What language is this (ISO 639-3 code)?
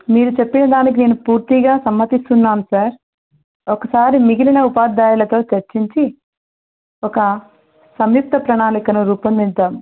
tel